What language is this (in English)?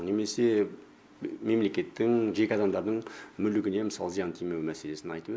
Kazakh